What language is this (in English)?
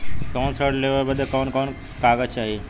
Bhojpuri